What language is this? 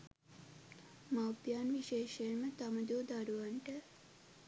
Sinhala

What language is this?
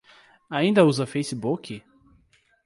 Portuguese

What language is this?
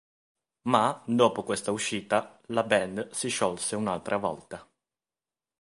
Italian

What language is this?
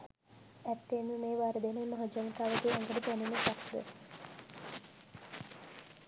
Sinhala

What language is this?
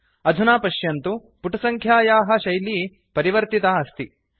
Sanskrit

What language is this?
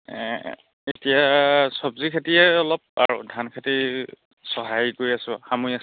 Assamese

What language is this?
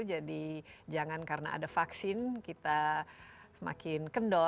Indonesian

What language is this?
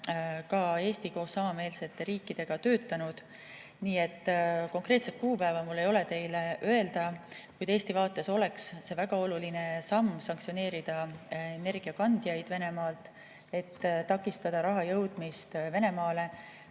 Estonian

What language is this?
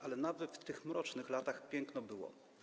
Polish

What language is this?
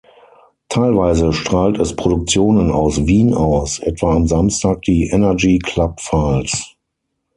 German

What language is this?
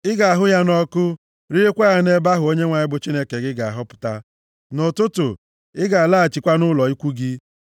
Igbo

